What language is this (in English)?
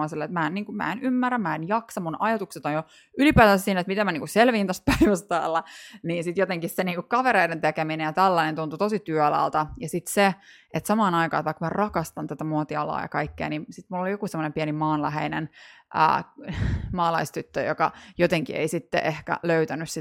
Finnish